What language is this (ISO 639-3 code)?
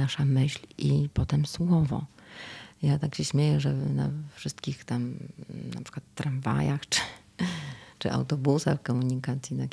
pol